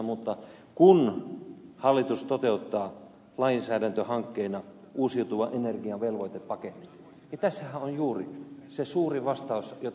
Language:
Finnish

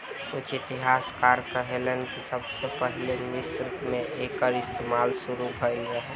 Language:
Bhojpuri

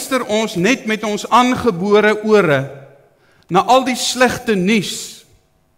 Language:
Dutch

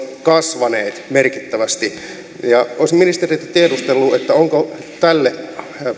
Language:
Finnish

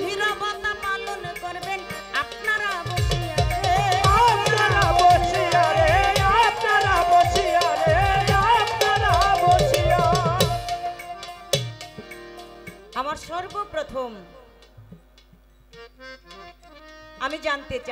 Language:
Arabic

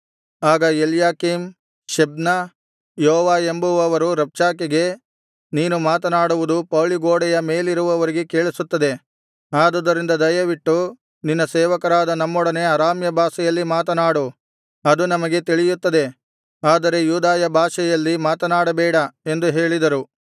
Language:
Kannada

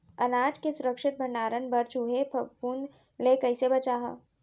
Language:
Chhattisgarhi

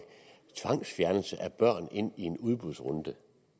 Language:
Danish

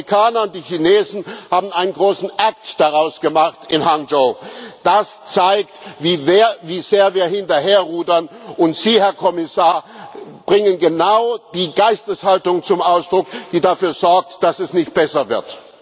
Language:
German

